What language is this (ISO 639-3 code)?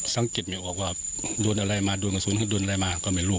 tha